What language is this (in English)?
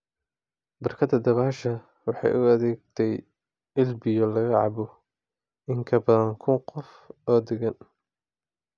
Somali